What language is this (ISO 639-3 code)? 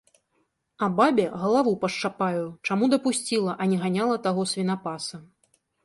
bel